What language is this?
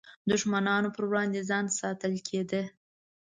Pashto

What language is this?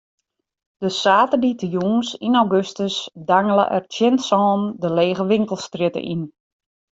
Western Frisian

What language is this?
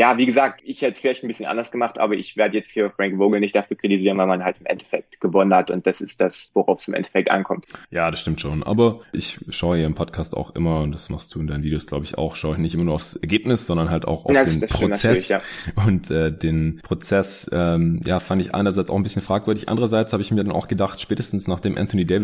German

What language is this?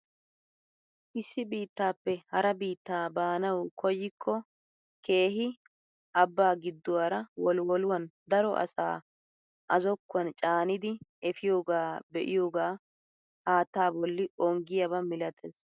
Wolaytta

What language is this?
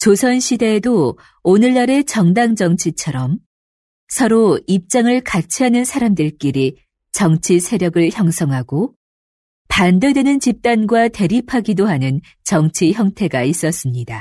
Korean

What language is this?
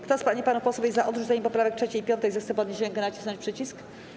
Polish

